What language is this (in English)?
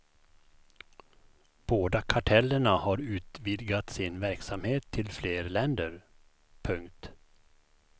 Swedish